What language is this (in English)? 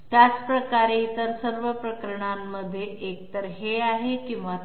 Marathi